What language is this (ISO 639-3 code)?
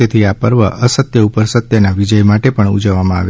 guj